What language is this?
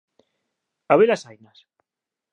Galician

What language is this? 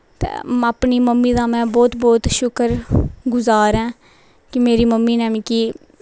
Dogri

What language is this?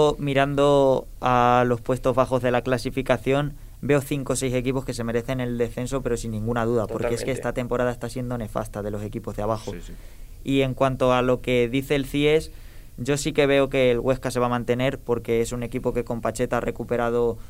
Spanish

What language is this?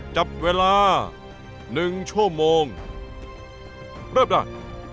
Thai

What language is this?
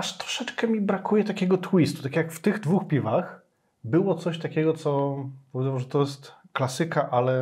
Polish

